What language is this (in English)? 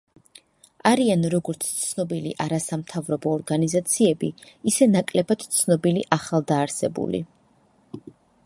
Georgian